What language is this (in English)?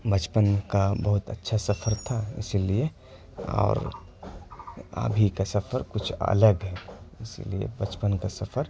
Urdu